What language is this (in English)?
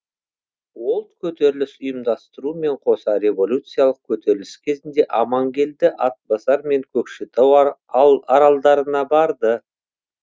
Kazakh